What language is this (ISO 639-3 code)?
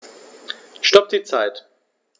deu